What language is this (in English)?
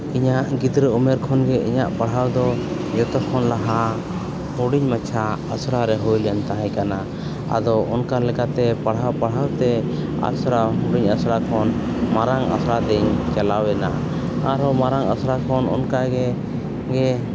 Santali